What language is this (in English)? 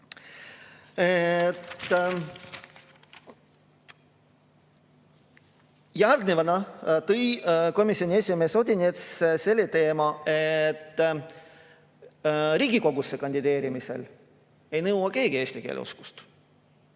Estonian